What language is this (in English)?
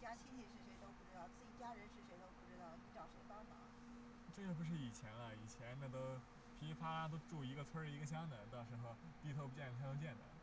Chinese